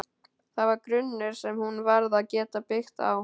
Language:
Icelandic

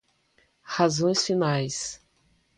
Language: Portuguese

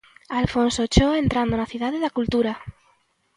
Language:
Galician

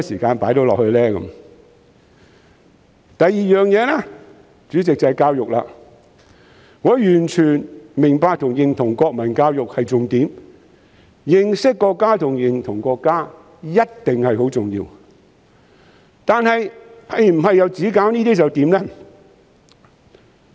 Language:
Cantonese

